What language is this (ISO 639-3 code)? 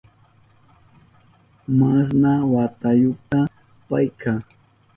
qup